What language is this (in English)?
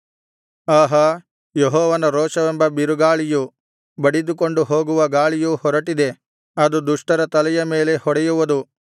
Kannada